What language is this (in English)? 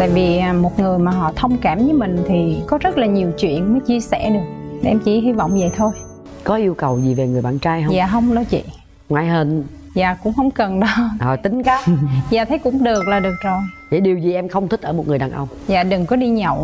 Vietnamese